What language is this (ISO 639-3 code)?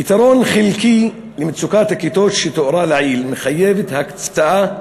heb